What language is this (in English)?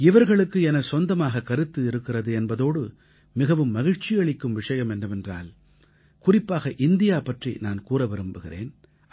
Tamil